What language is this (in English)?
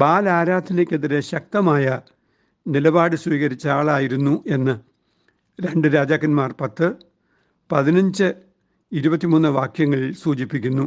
Malayalam